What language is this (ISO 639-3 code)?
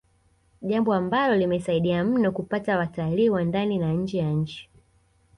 swa